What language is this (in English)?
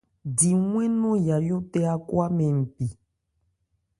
Ebrié